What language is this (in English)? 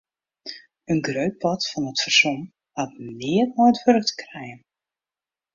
Western Frisian